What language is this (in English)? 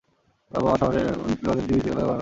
Bangla